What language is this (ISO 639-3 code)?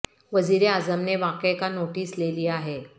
urd